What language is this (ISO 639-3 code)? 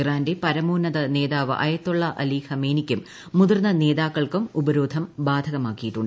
mal